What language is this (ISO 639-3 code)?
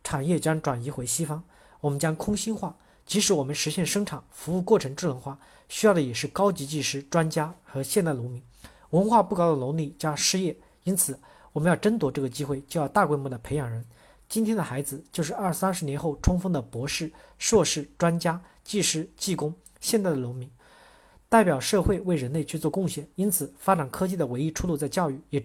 zho